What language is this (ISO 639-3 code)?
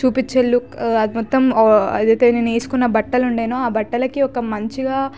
tel